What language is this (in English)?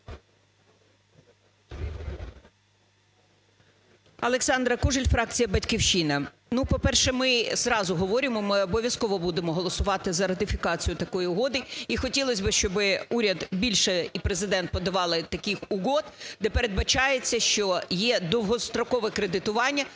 Ukrainian